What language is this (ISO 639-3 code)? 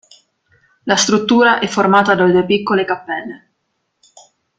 ita